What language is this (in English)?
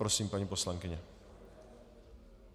Czech